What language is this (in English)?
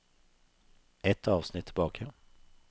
Norwegian